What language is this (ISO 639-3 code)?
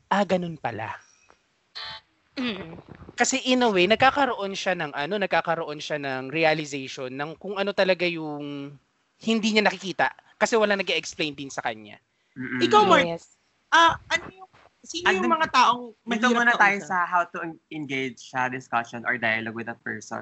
fil